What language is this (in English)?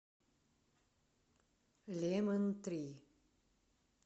Russian